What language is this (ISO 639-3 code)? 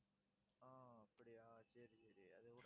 tam